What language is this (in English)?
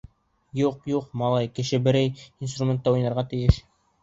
Bashkir